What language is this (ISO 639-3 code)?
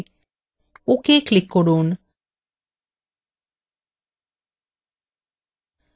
ben